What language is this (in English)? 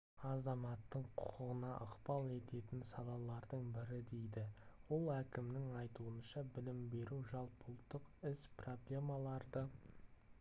Kazakh